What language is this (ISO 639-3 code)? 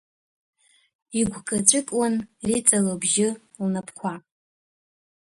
abk